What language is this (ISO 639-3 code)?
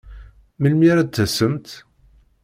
kab